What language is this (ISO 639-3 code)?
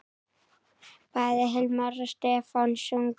isl